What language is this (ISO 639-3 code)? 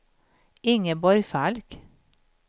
swe